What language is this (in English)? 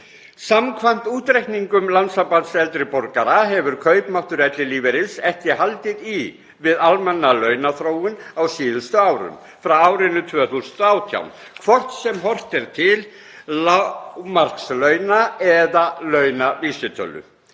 Icelandic